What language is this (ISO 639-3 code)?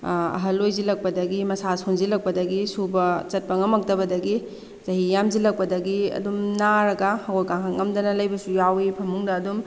mni